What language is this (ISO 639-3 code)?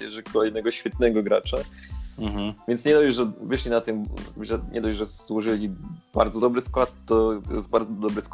pol